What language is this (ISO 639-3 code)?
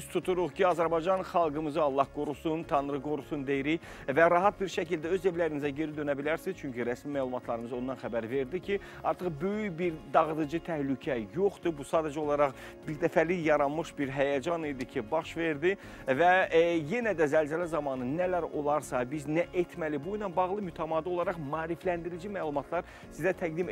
tur